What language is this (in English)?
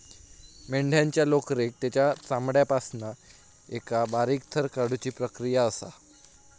Marathi